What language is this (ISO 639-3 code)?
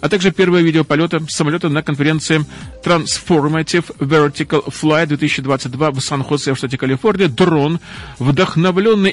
rus